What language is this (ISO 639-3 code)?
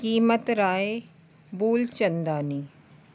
snd